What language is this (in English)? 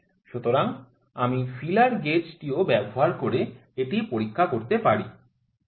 Bangla